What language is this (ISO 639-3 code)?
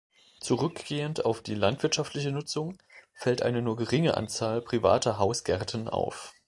deu